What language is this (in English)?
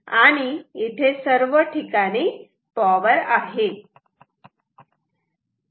Marathi